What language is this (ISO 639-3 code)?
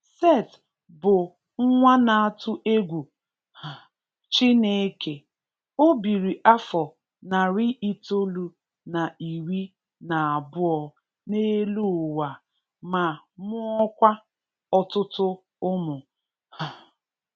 ibo